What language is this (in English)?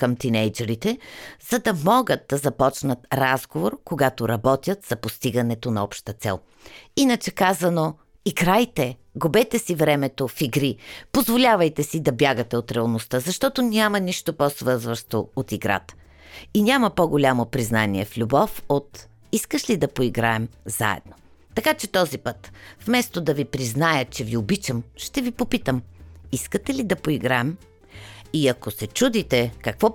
Bulgarian